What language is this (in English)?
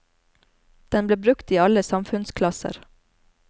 Norwegian